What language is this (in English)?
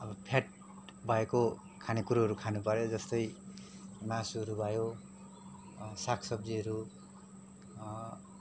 Nepali